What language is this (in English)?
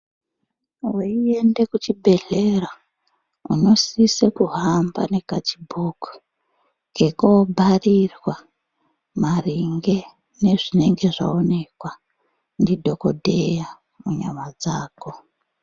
Ndau